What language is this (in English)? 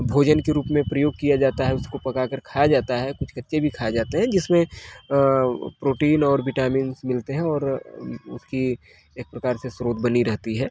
Hindi